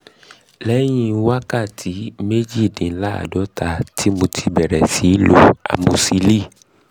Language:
Yoruba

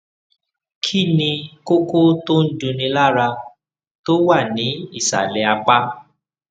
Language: Yoruba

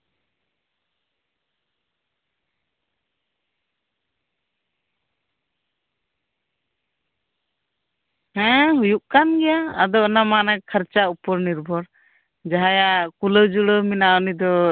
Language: Santali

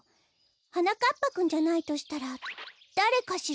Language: Japanese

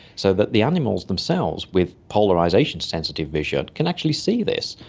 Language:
English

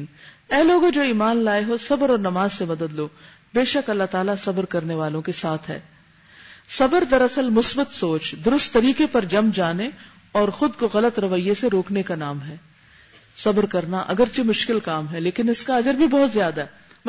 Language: Urdu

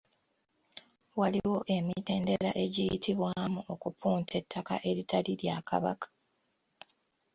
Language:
Ganda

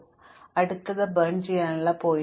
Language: Malayalam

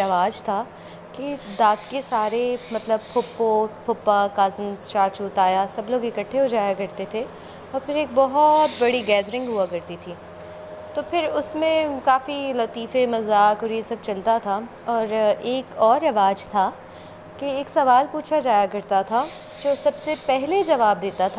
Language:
Urdu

